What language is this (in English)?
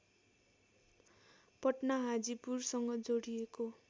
Nepali